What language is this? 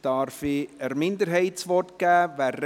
Swiss German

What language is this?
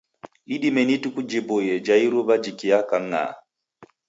Taita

